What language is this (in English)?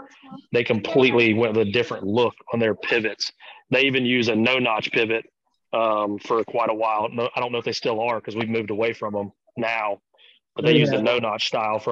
English